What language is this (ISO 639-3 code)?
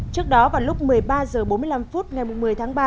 vie